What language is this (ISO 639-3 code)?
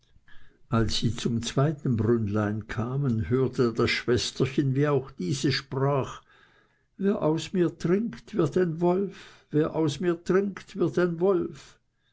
deu